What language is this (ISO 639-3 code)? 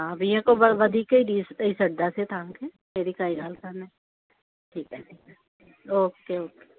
snd